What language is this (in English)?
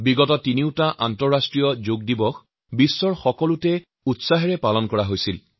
Assamese